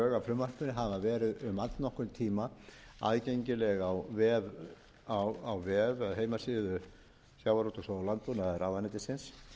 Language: Icelandic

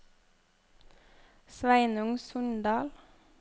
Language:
Norwegian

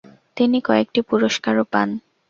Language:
Bangla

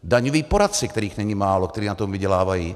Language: Czech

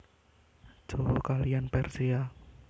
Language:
Javanese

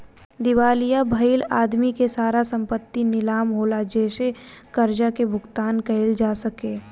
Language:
Bhojpuri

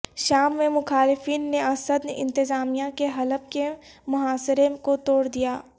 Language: Urdu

